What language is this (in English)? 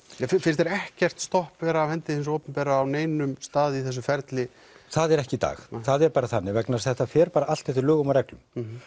Icelandic